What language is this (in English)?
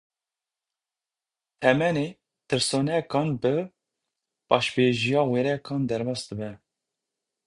Kurdish